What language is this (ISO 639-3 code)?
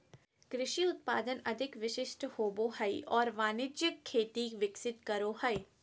mag